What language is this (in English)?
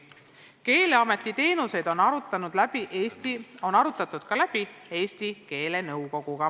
Estonian